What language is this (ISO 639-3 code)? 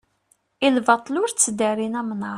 kab